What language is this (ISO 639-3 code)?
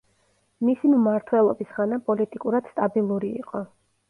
kat